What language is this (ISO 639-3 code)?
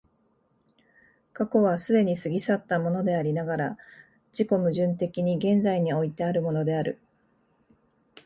jpn